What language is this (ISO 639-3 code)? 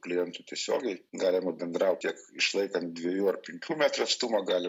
lit